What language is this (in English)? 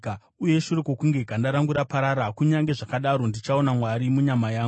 Shona